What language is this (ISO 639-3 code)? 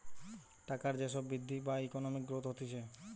ben